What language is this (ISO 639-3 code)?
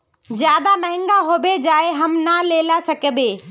mag